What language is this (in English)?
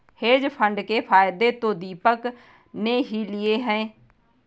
Hindi